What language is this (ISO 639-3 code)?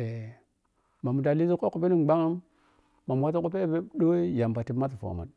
piy